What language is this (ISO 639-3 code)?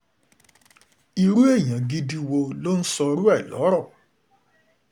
yor